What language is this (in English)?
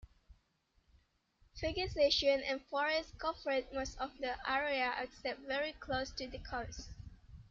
English